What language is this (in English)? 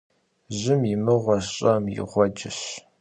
Kabardian